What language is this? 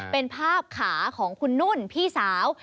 Thai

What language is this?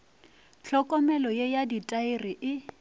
Northern Sotho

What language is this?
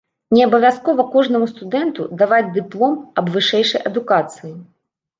Belarusian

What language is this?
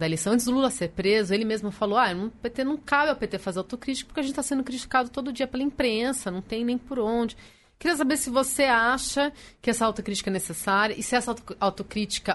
Portuguese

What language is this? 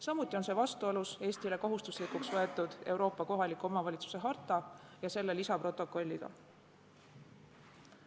Estonian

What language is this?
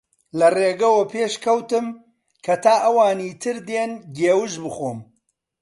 Central Kurdish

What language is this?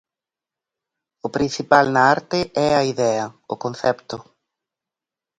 Galician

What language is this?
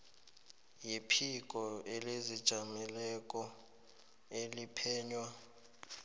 South Ndebele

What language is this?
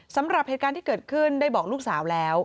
Thai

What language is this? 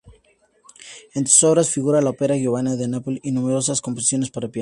Spanish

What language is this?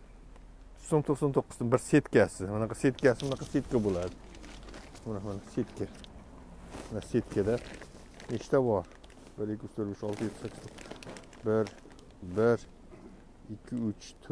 Turkish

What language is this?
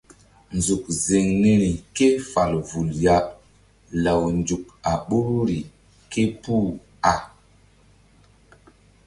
Mbum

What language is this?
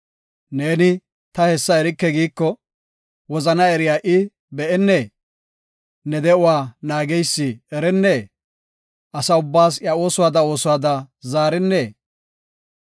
Gofa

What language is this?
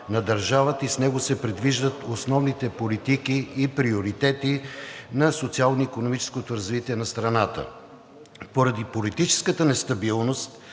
Bulgarian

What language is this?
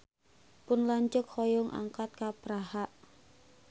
Sundanese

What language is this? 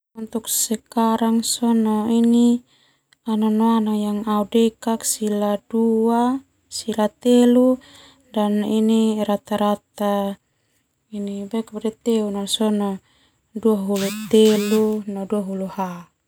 Termanu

